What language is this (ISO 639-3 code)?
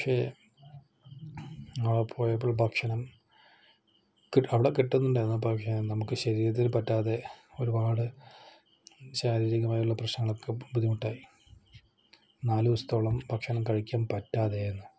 mal